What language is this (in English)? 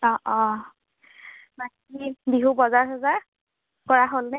Assamese